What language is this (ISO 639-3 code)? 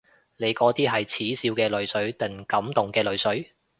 yue